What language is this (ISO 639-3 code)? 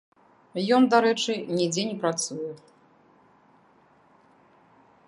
bel